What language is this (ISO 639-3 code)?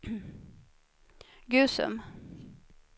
swe